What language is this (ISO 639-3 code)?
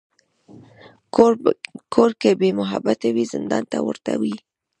pus